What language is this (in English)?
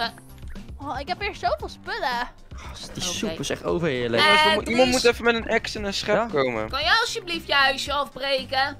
Dutch